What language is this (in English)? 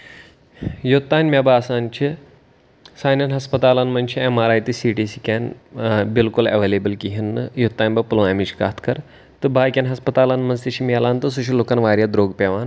Kashmiri